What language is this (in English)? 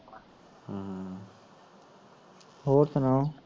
Punjabi